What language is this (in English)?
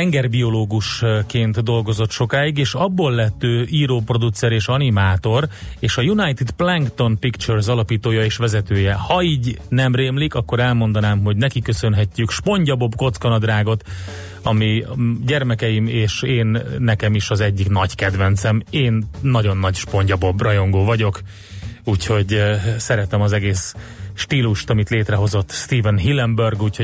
Hungarian